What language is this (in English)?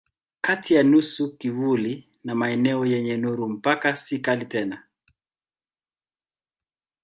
Swahili